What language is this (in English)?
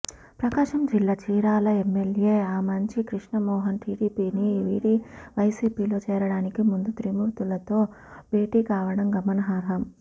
Telugu